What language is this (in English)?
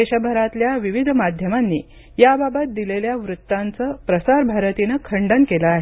Marathi